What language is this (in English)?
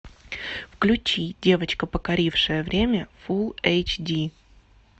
Russian